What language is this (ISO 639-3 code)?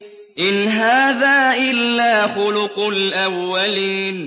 ara